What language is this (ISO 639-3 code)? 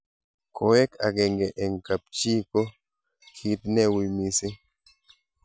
kln